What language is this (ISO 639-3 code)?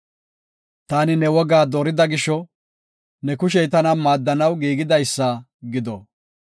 gof